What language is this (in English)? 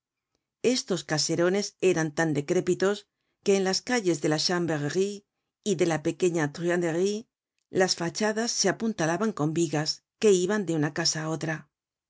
Spanish